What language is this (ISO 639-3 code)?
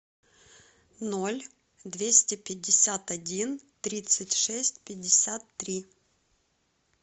rus